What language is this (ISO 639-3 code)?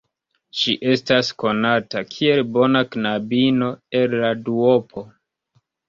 epo